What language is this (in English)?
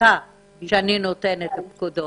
Hebrew